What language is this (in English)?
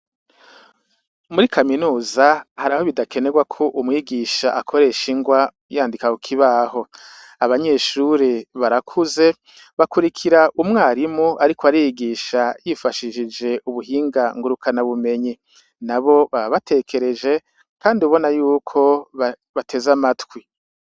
Rundi